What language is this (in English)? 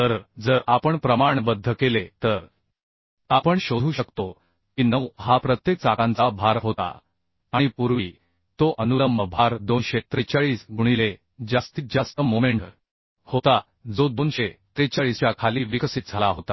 Marathi